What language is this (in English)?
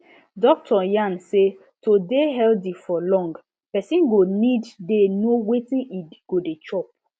Nigerian Pidgin